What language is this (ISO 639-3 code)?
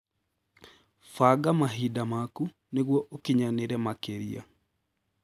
kik